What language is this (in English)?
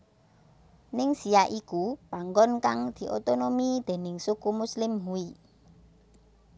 Javanese